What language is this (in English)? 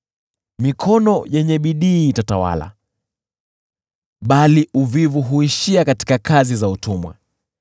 Swahili